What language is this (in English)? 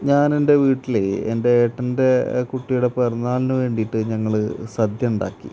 Malayalam